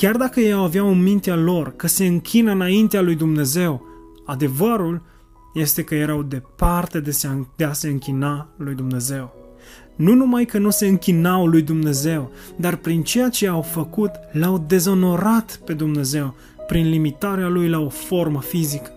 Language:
Romanian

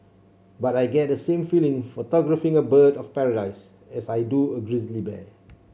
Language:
English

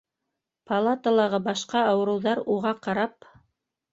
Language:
Bashkir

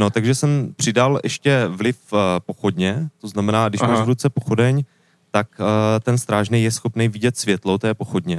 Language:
Czech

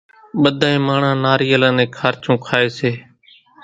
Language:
Kachi Koli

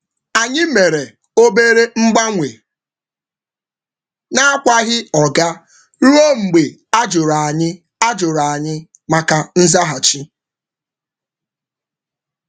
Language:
Igbo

